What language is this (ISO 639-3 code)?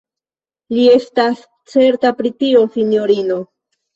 epo